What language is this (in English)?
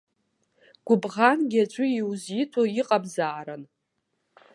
Abkhazian